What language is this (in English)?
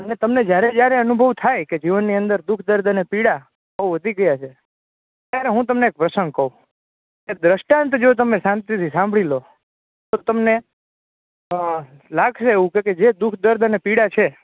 Gujarati